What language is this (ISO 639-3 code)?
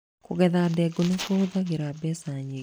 kik